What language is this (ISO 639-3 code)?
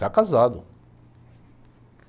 por